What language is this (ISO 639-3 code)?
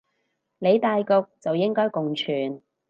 yue